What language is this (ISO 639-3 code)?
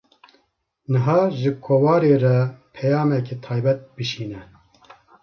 kur